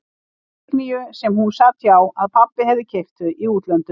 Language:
Icelandic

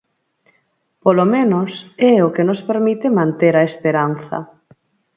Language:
Galician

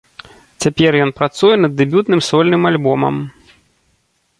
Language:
Belarusian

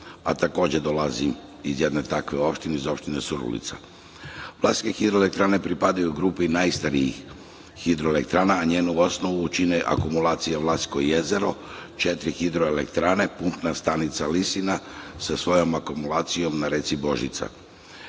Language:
Serbian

